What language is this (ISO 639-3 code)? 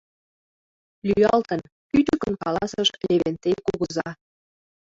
chm